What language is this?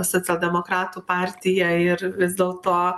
Lithuanian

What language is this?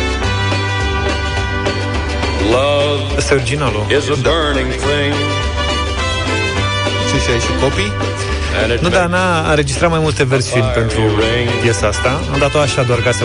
Romanian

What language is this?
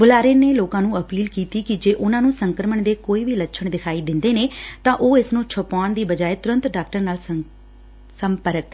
Punjabi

